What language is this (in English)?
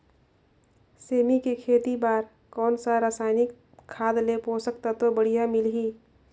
Chhattisgarhi